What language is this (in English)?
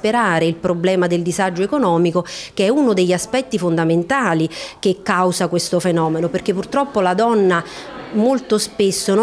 Italian